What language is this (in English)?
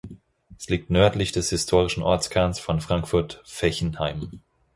German